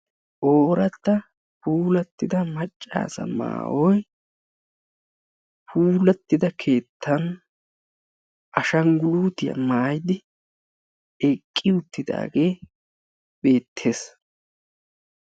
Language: Wolaytta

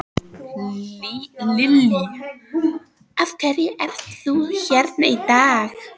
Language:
Icelandic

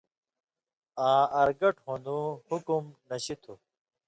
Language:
Indus Kohistani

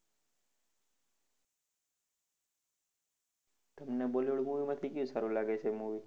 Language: Gujarati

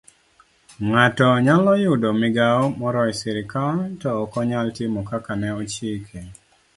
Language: Luo (Kenya and Tanzania)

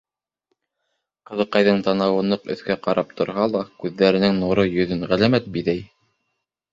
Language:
Bashkir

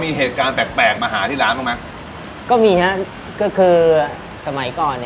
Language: Thai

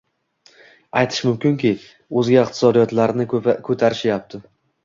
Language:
Uzbek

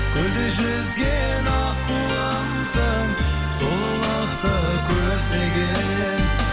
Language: Kazakh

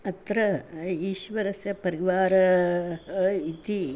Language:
Sanskrit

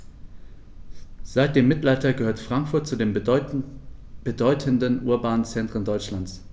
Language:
German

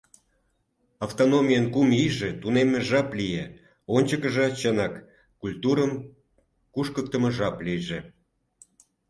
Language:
Mari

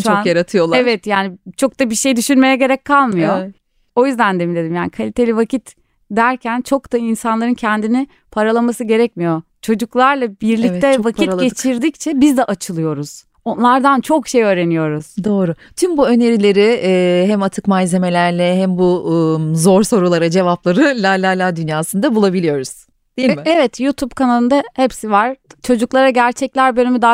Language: Turkish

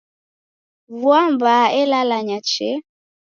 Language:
Taita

